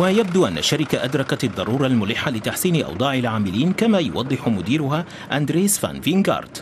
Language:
Arabic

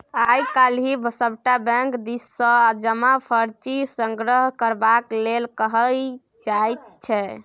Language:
Maithili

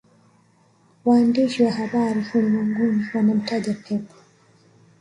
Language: Swahili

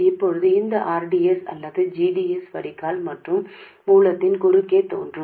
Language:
Tamil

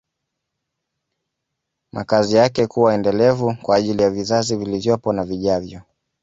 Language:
Swahili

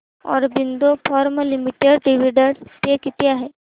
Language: Marathi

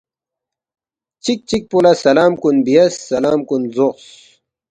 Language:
Balti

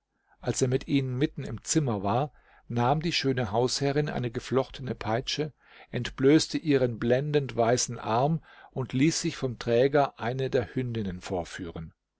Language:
German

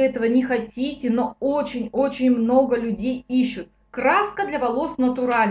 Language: Russian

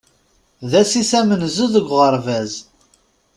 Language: Kabyle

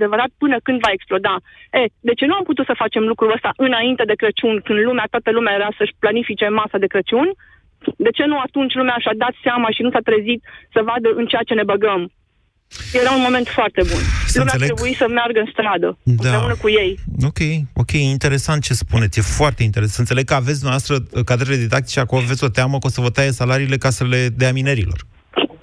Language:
Romanian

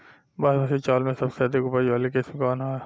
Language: Bhojpuri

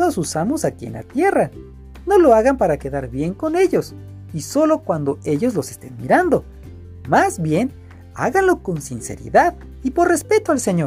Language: Spanish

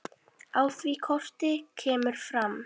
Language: Icelandic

